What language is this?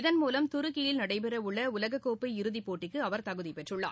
Tamil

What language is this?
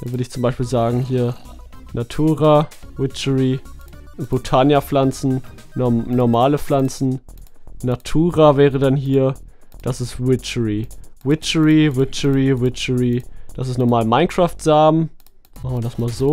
German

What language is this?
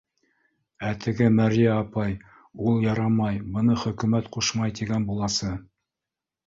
Bashkir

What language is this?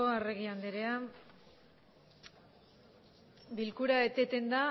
Basque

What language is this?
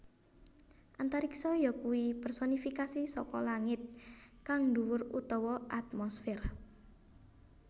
Javanese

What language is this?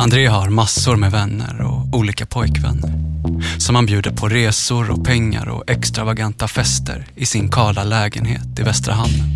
Swedish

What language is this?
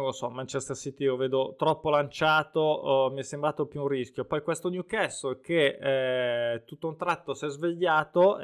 Italian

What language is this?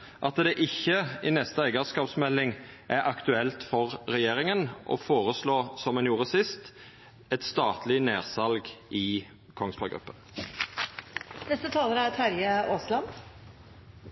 Norwegian Nynorsk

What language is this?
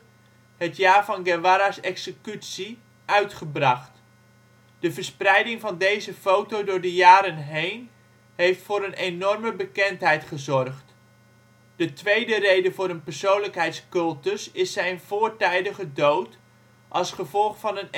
Dutch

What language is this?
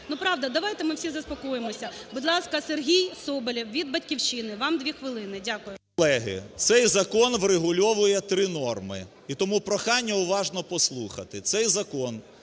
Ukrainian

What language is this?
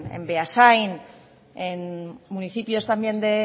Spanish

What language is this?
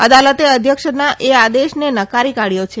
Gujarati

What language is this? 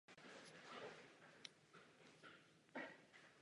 Czech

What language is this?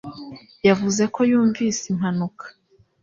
Kinyarwanda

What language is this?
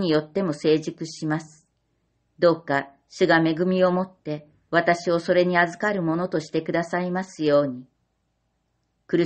Japanese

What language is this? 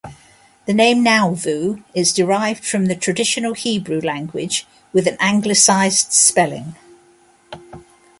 English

